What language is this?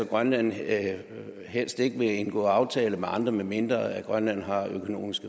Danish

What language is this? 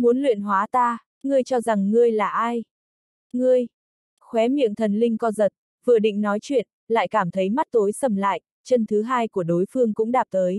Vietnamese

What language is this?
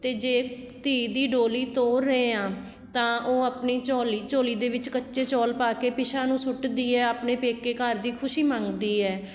Punjabi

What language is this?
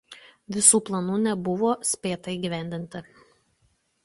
Lithuanian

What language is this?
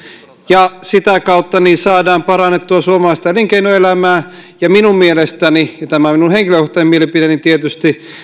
Finnish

